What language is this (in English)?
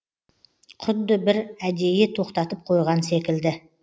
Kazakh